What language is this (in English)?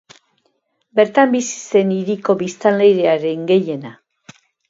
Basque